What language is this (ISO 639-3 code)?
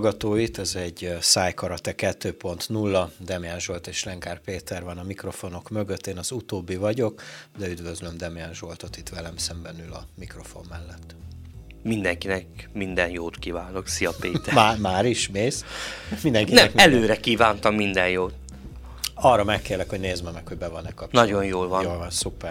hun